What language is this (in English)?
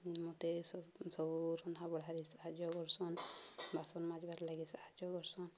Odia